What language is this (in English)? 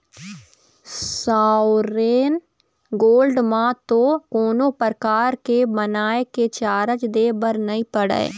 Chhattisgarhi